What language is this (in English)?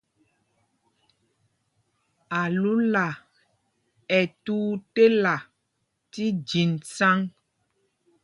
Mpumpong